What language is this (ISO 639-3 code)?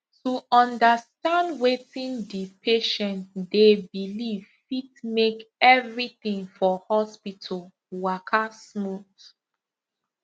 pcm